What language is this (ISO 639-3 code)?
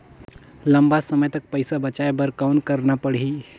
hne